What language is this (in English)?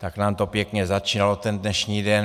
Czech